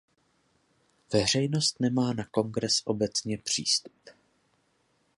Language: Czech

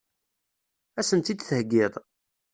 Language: Kabyle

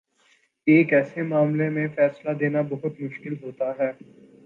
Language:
Urdu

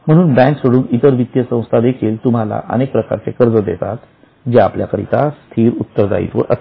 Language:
Marathi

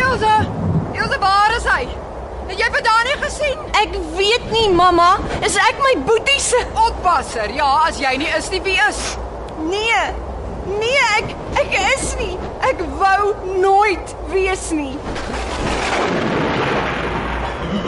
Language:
Dutch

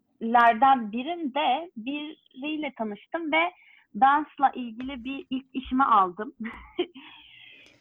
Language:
Turkish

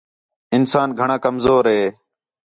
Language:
Khetrani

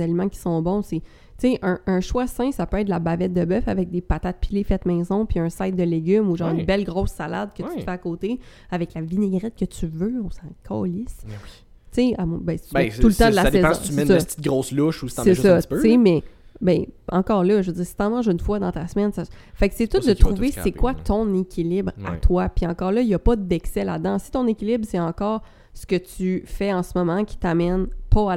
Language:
French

